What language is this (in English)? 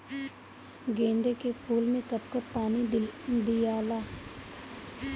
Bhojpuri